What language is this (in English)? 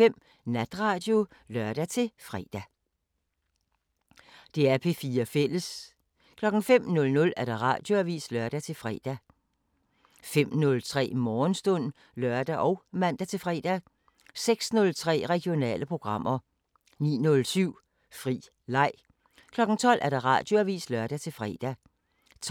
Danish